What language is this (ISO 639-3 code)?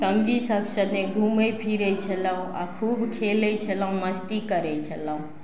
mai